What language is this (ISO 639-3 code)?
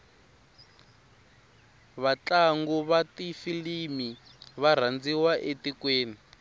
tso